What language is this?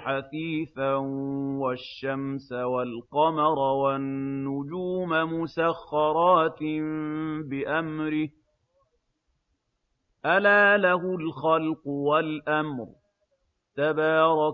Arabic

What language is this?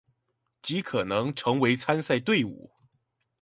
Chinese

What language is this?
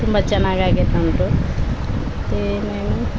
Kannada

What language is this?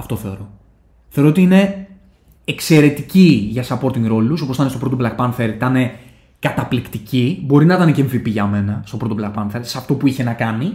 Greek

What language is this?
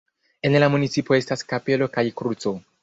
Esperanto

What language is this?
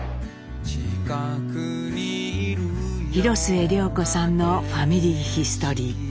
Japanese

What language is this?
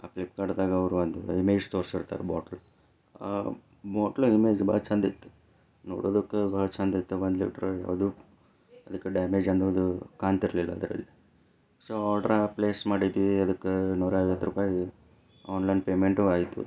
Kannada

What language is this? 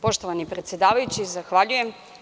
Serbian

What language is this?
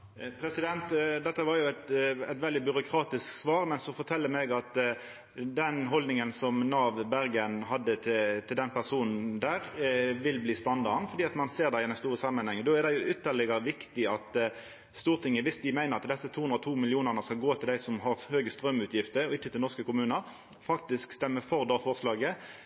Norwegian Nynorsk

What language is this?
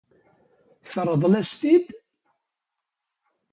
Kabyle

